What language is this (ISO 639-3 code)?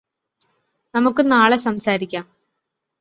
mal